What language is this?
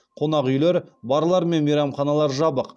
Kazakh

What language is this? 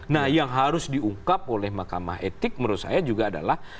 Indonesian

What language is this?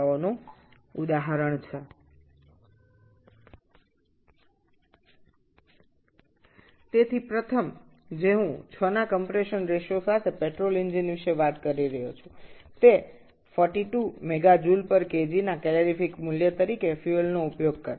Bangla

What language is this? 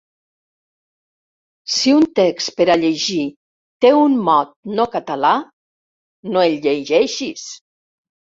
Catalan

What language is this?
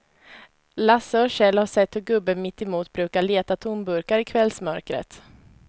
Swedish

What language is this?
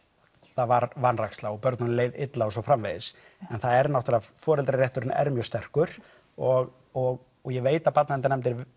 Icelandic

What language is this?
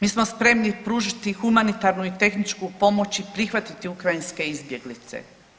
Croatian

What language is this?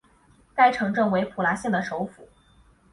Chinese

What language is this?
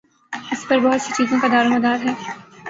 Urdu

